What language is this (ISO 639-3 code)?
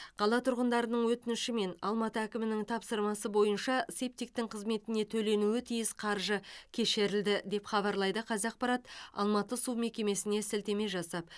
kaz